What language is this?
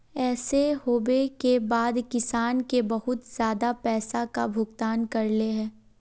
Magahi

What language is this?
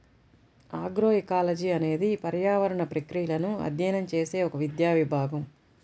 Telugu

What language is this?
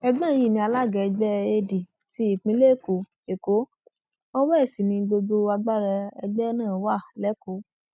Yoruba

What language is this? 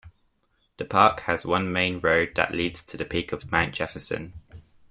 English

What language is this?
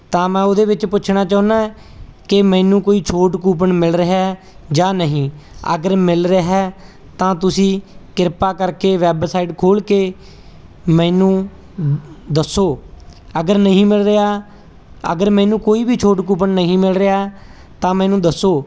Punjabi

